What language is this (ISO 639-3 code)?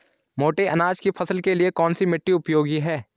hin